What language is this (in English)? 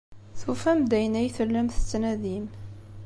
Kabyle